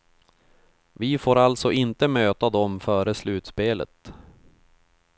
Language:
Swedish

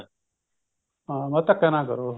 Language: Punjabi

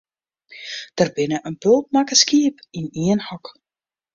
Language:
Western Frisian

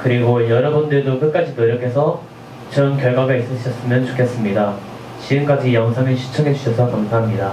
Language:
Korean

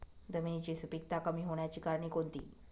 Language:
Marathi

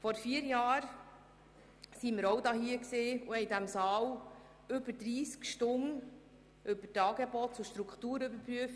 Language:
Swiss German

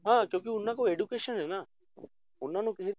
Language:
Punjabi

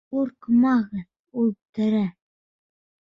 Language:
Bashkir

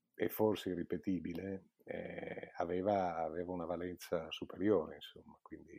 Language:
Italian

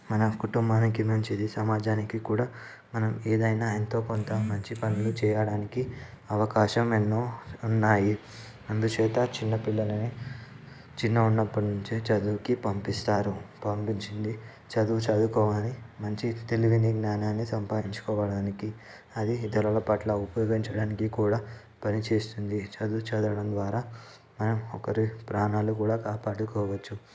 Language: Telugu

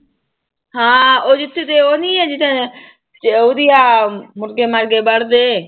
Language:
Punjabi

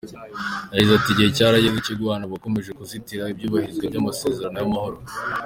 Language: Kinyarwanda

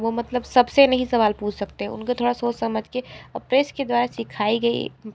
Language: Hindi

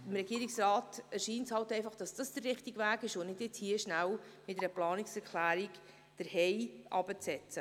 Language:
Swiss German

